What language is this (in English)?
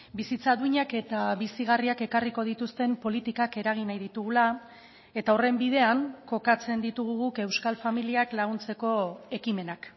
Basque